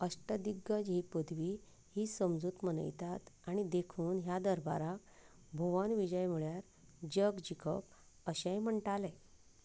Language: Konkani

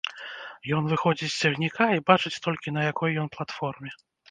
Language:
Belarusian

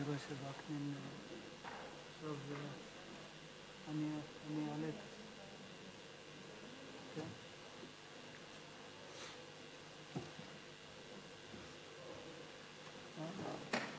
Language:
Hebrew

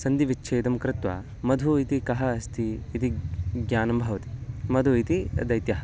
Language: Sanskrit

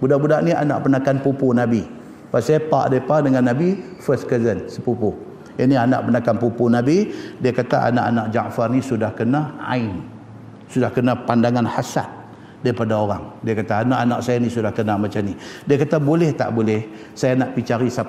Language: Malay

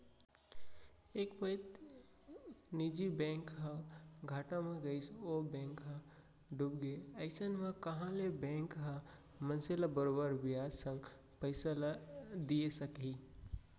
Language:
Chhattisgarhi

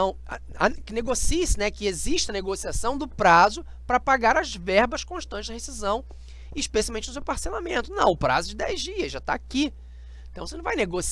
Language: Portuguese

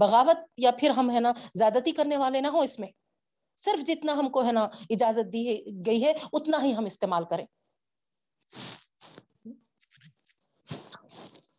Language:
Urdu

